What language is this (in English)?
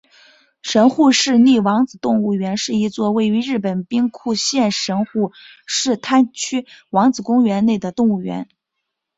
Chinese